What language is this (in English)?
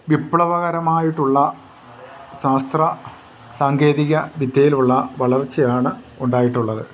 Malayalam